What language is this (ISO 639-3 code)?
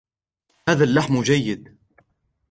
ara